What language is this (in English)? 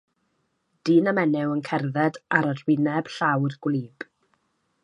Welsh